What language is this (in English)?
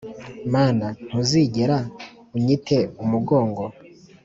Kinyarwanda